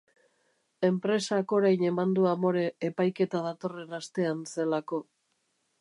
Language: Basque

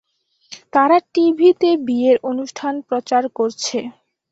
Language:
Bangla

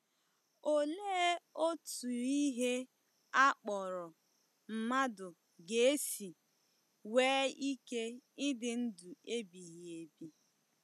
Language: Igbo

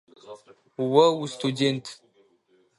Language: Adyghe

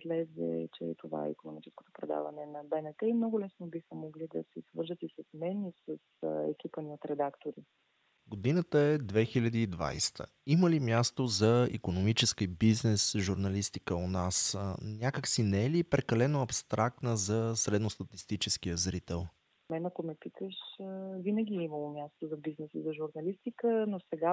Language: Bulgarian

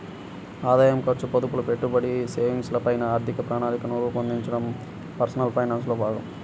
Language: Telugu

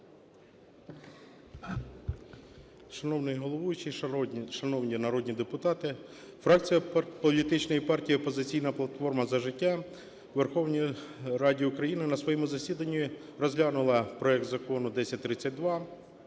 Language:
Ukrainian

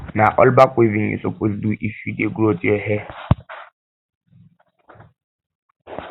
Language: Nigerian Pidgin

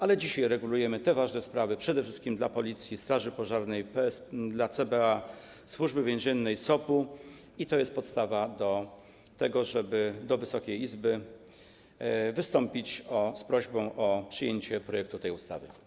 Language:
Polish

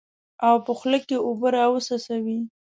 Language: Pashto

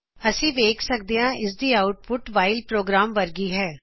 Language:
Punjabi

